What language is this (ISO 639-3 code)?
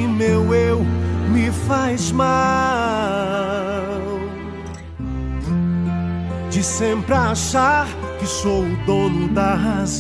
por